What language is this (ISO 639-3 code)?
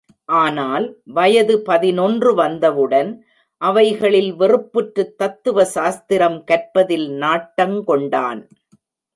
tam